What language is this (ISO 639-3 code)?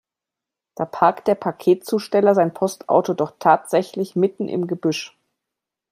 deu